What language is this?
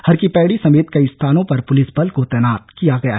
Hindi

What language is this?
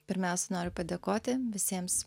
Lithuanian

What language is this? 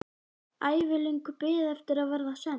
Icelandic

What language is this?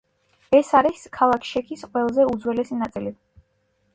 Georgian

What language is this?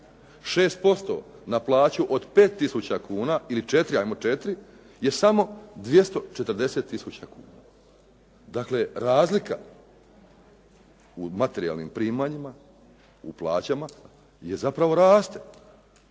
Croatian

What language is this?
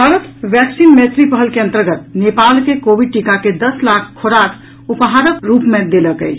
Maithili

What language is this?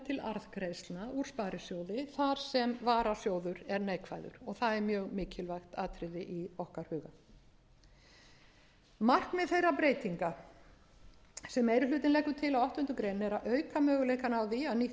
Icelandic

